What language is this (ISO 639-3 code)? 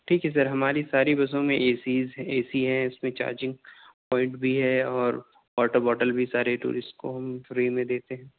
urd